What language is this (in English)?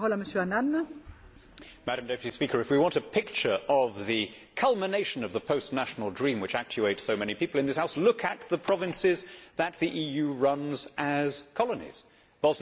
English